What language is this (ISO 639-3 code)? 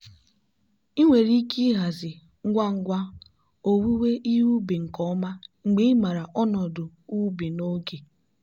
ibo